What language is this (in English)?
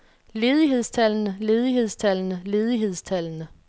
Danish